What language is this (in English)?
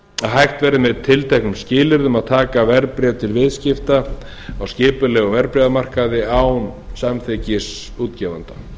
Icelandic